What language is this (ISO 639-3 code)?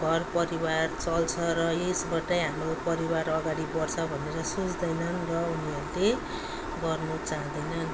nep